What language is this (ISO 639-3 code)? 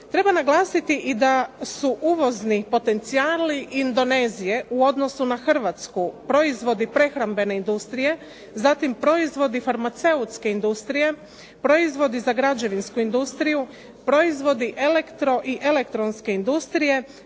hrv